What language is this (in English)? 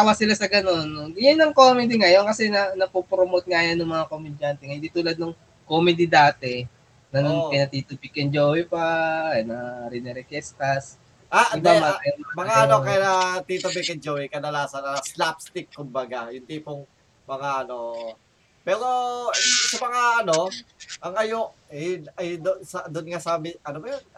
Filipino